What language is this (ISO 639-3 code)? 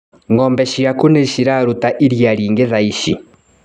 kik